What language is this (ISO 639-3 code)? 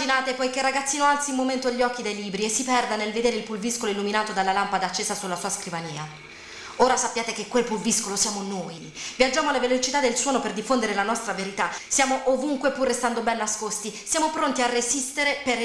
ita